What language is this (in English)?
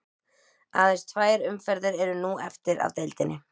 Icelandic